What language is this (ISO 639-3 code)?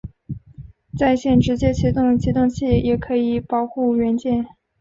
zho